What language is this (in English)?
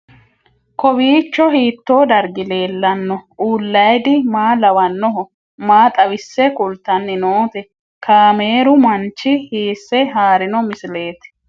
Sidamo